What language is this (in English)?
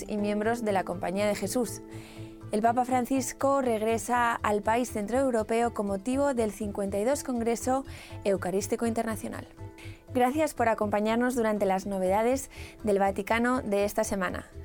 Spanish